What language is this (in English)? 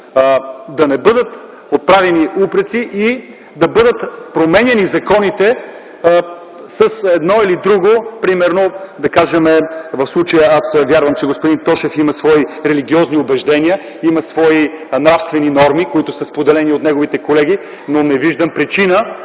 Bulgarian